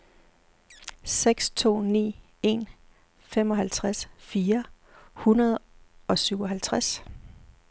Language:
Danish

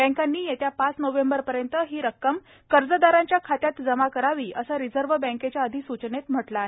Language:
Marathi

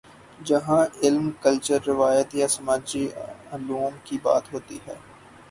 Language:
Urdu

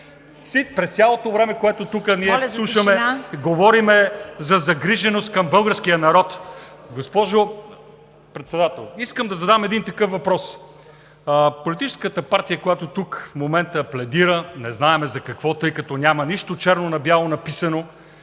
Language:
Bulgarian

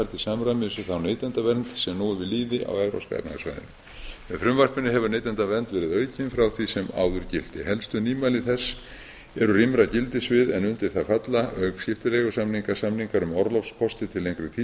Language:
Icelandic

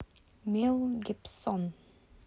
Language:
Russian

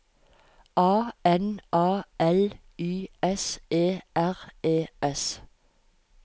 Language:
Norwegian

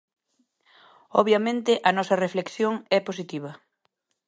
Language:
Galician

